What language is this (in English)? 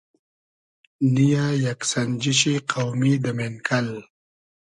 Hazaragi